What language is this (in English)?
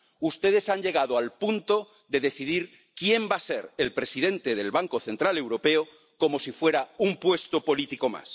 Spanish